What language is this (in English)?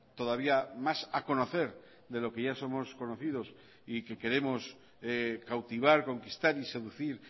Spanish